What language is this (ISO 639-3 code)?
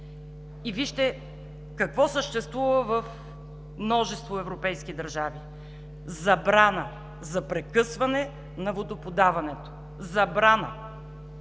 bul